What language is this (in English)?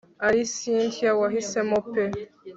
Kinyarwanda